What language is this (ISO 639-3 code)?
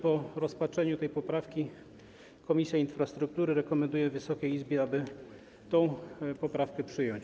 pol